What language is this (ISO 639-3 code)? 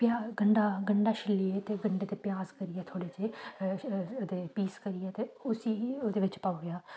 doi